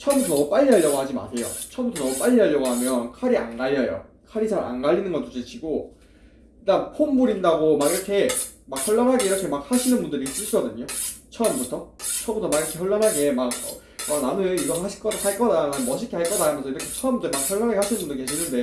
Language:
Korean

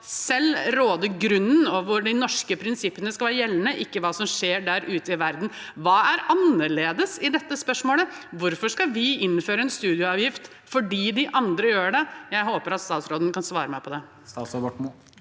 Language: Norwegian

